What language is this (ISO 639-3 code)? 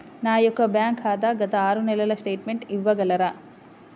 tel